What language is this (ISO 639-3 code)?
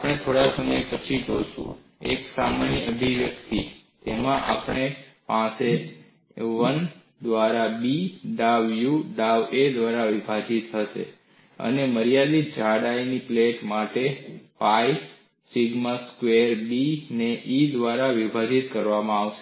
guj